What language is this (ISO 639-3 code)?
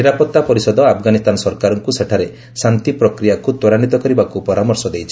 ori